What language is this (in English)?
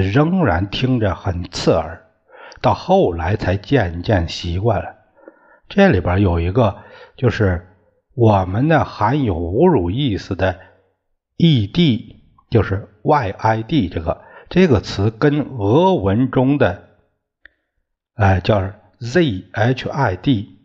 Chinese